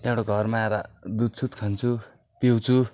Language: Nepali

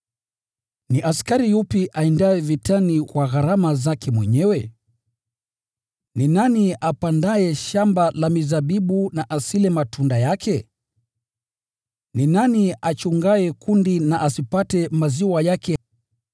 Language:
Swahili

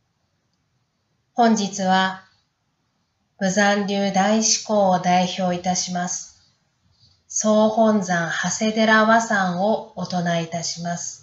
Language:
Japanese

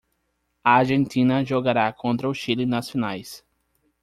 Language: Portuguese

